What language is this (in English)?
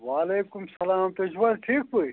Kashmiri